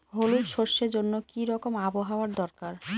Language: Bangla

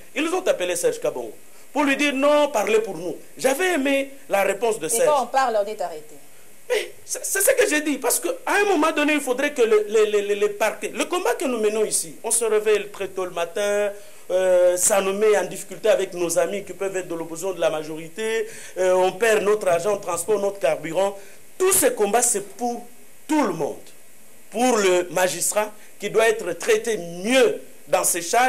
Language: French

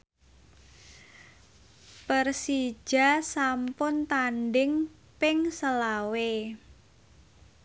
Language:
Javanese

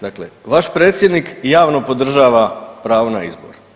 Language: Croatian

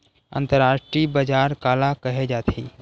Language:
Chhattisgarhi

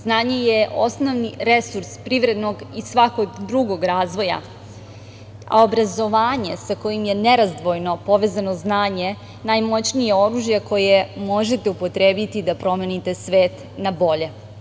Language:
Serbian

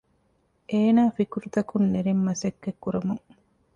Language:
Divehi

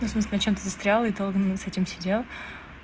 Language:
Russian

